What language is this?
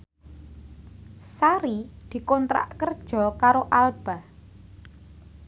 Javanese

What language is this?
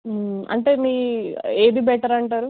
Telugu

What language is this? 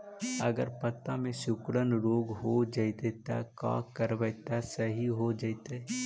Magahi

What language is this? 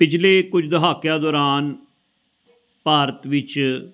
Punjabi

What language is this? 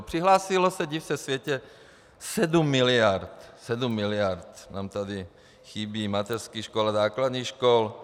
Czech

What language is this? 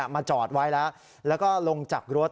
Thai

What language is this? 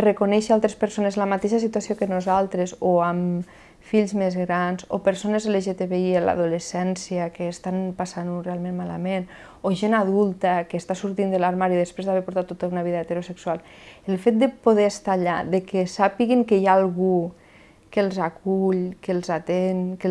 Catalan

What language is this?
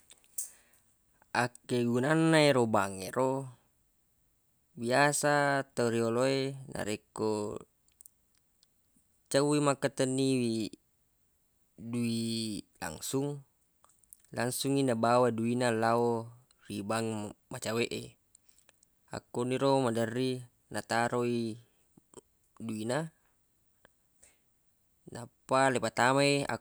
Buginese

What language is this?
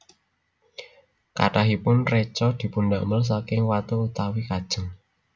Javanese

